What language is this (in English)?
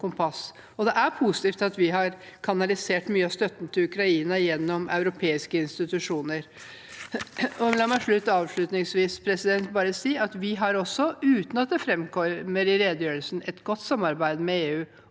Norwegian